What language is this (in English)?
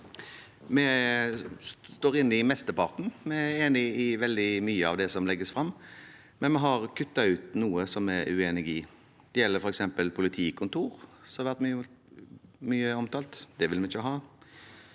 Norwegian